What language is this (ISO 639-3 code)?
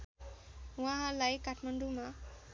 nep